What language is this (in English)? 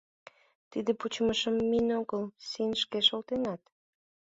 Mari